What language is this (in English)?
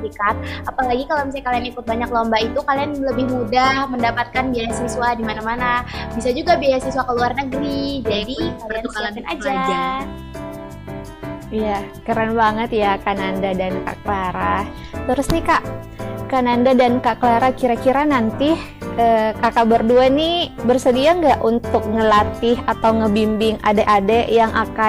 Indonesian